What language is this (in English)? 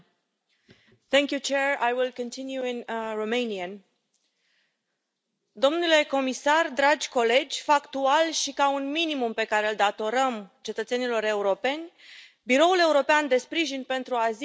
Romanian